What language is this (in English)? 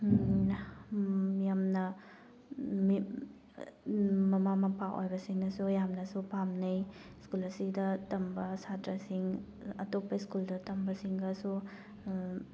Manipuri